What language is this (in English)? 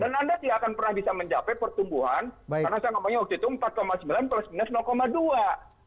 Indonesian